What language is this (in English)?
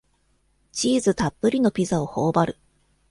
Japanese